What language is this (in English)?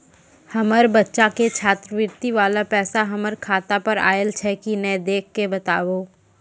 Maithili